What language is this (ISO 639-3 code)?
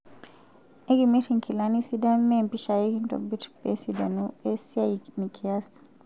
mas